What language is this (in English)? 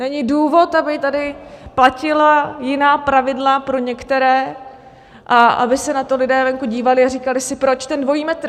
Czech